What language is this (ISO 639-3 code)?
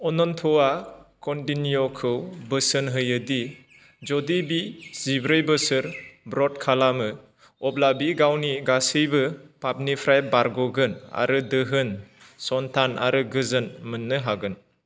brx